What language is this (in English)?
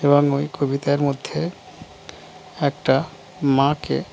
Bangla